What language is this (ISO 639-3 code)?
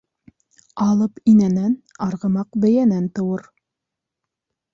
bak